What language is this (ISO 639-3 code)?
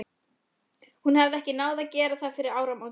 isl